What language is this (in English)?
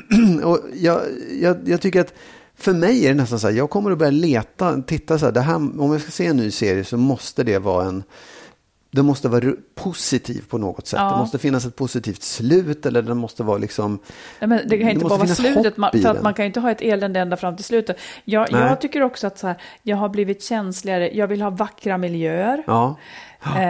Swedish